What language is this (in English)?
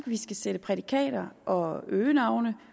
Danish